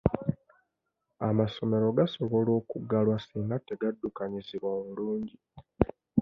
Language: Ganda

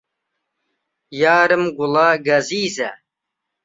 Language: Central Kurdish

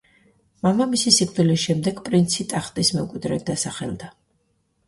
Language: Georgian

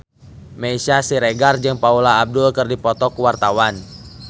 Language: Sundanese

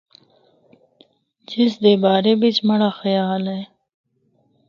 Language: Northern Hindko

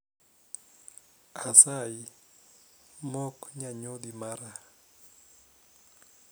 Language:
Luo (Kenya and Tanzania)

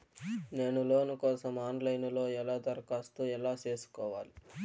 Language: Telugu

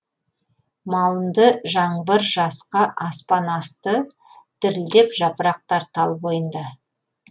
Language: Kazakh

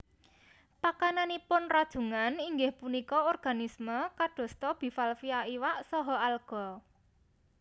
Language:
Javanese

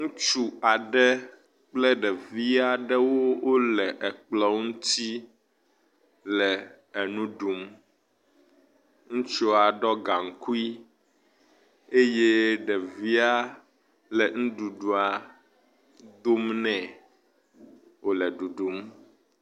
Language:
Ewe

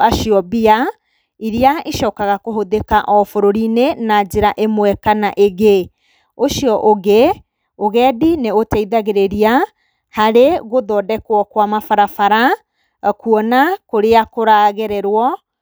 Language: Kikuyu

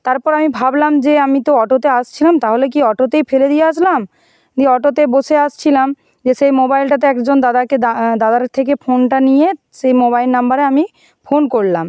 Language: Bangla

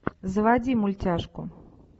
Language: Russian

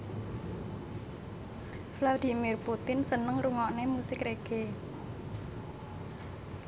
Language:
Javanese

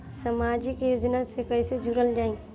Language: Bhojpuri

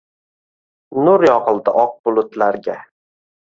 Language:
Uzbek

